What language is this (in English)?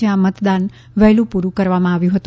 Gujarati